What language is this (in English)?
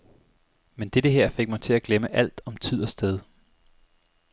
Danish